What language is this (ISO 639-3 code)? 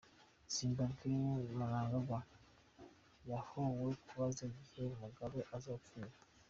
kin